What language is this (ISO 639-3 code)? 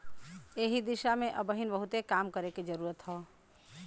bho